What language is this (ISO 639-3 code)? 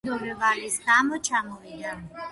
kat